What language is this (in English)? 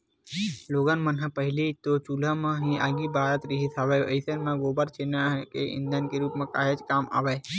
Chhattisgarhi